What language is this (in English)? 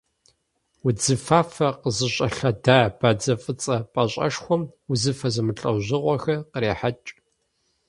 Kabardian